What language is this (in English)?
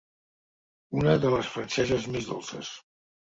Catalan